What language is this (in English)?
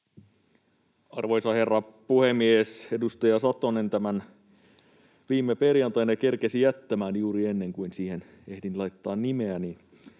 Finnish